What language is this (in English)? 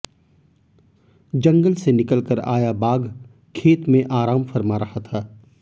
Hindi